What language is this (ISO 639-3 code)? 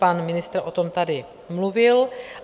ces